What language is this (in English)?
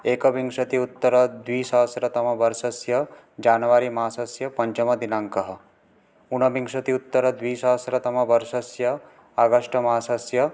Sanskrit